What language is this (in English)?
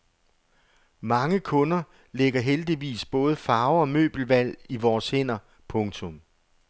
Danish